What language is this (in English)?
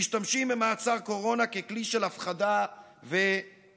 Hebrew